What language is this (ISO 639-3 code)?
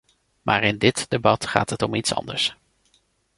nld